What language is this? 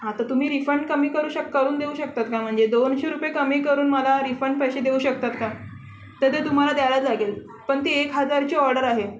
Marathi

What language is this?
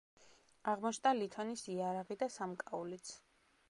Georgian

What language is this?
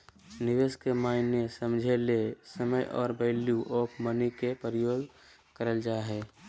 Magahi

